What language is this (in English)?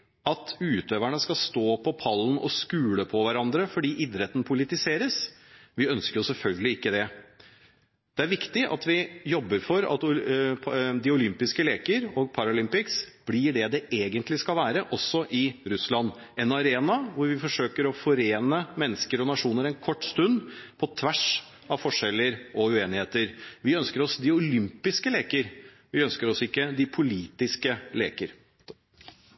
Norwegian Bokmål